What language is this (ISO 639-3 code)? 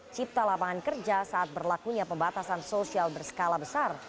ind